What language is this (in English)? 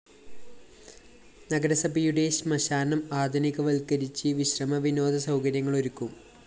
Malayalam